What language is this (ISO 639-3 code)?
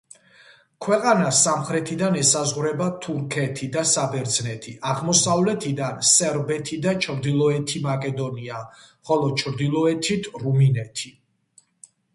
kat